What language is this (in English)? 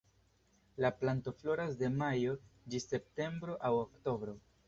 Esperanto